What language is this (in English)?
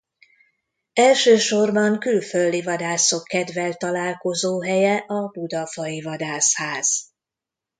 Hungarian